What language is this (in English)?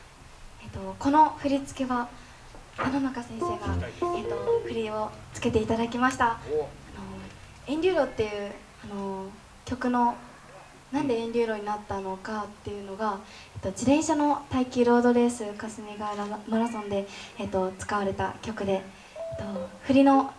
Japanese